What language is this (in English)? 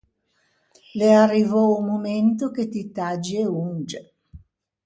Ligurian